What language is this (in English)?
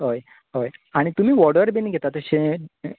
Konkani